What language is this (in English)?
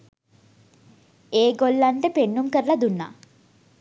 Sinhala